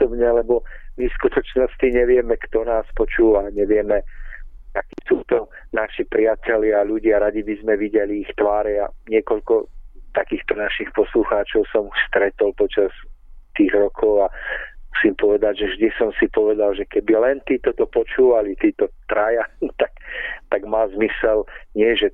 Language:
Czech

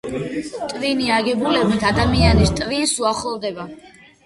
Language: Georgian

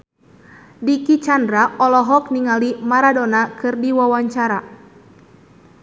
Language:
Sundanese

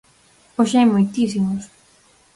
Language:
Galician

